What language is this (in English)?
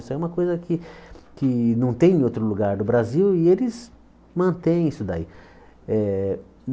Portuguese